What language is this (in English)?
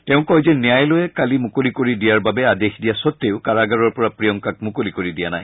Assamese